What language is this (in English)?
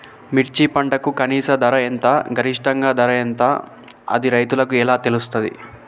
Telugu